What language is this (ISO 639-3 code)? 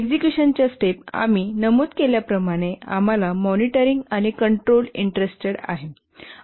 mar